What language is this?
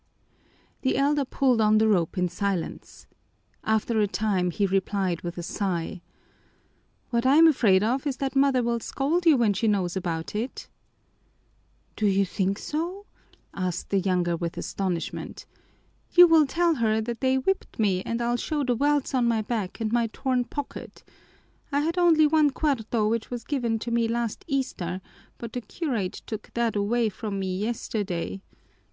English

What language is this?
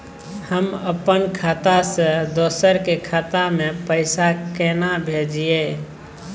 Maithili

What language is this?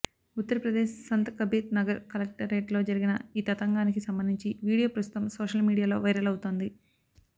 Telugu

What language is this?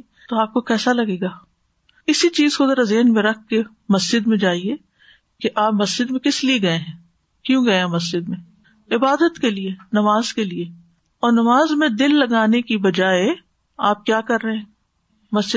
Urdu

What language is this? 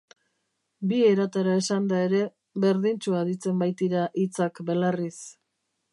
Basque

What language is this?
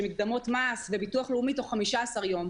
Hebrew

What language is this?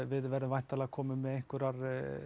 Icelandic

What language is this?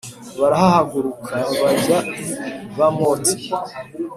Kinyarwanda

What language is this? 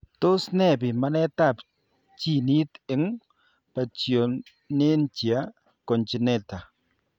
Kalenjin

